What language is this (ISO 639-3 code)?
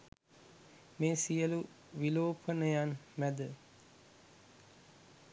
sin